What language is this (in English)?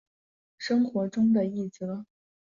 Chinese